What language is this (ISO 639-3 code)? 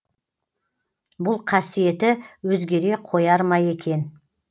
kaz